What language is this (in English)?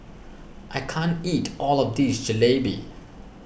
English